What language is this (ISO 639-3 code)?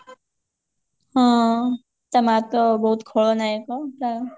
ori